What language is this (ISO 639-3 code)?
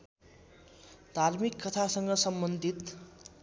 nep